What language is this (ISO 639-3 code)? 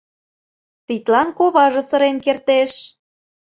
chm